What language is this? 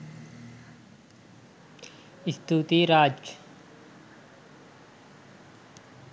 Sinhala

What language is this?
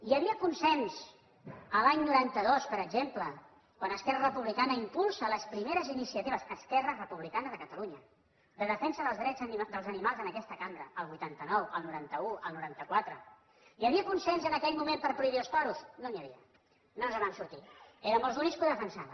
Catalan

